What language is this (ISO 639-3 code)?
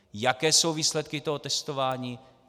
ces